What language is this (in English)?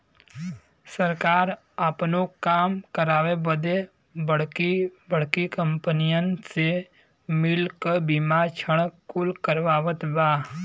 Bhojpuri